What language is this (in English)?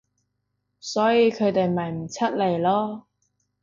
Cantonese